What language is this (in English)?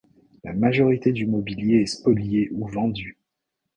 French